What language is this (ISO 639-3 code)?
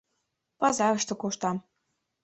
chm